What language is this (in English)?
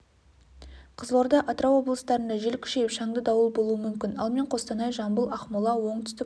Kazakh